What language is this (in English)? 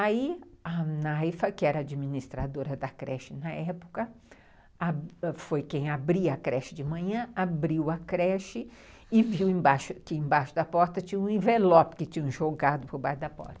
Portuguese